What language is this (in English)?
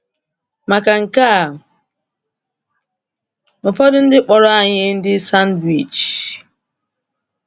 Igbo